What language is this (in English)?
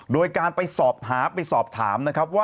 Thai